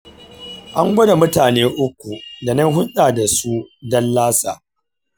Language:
Hausa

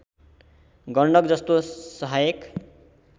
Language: Nepali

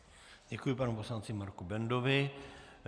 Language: Czech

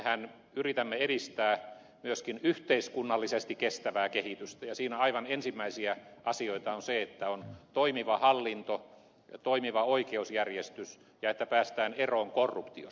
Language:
Finnish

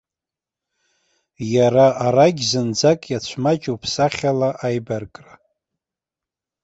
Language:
Abkhazian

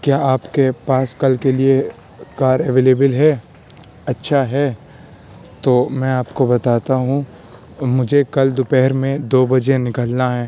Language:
Urdu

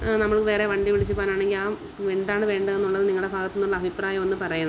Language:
Malayalam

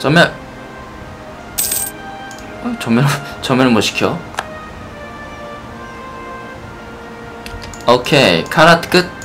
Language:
Korean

